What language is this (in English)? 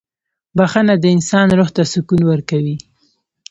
Pashto